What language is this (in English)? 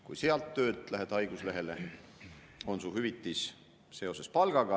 Estonian